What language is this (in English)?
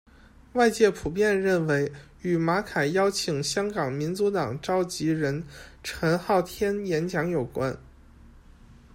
Chinese